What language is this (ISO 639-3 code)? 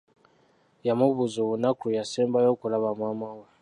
lug